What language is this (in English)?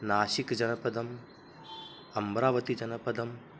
Sanskrit